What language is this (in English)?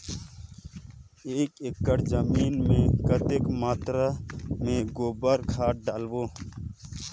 Chhattisgarhi